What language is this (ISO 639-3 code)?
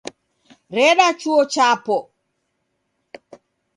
dav